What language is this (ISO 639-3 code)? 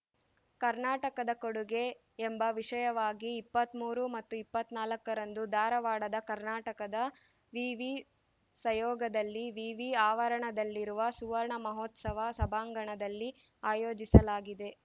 kan